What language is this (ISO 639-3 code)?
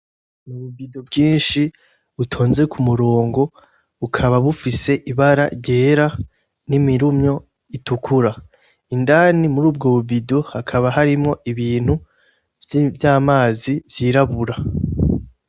run